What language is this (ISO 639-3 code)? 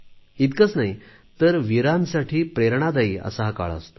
mar